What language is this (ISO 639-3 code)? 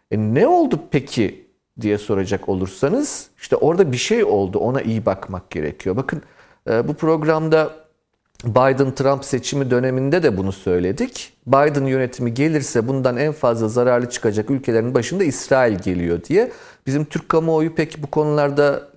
tur